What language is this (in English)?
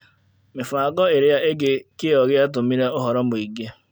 Kikuyu